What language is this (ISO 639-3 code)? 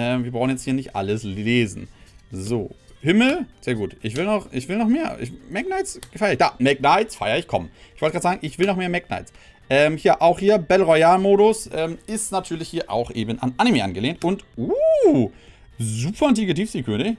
deu